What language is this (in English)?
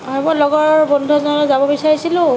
Assamese